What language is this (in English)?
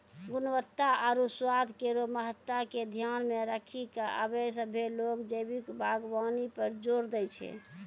Maithili